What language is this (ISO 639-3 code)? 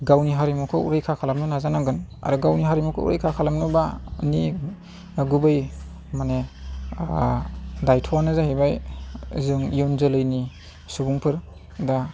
brx